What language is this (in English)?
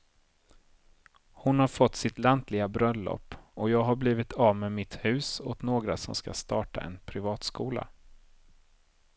Swedish